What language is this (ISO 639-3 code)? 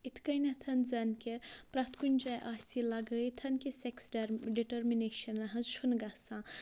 kas